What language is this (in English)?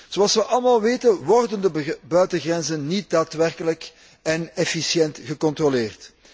Dutch